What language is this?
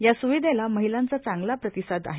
Marathi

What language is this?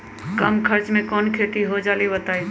Magahi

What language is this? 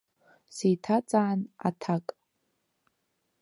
Abkhazian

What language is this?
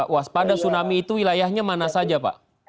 Indonesian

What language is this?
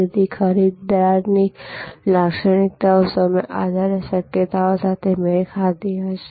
Gujarati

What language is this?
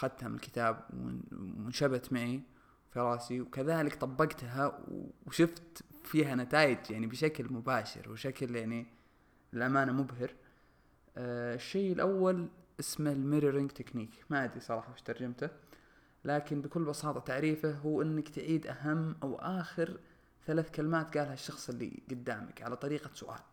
Arabic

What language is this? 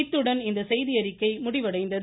Tamil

